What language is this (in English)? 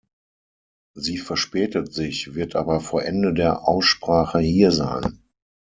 German